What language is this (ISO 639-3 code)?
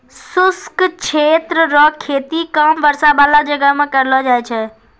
mai